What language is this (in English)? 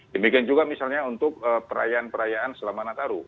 Indonesian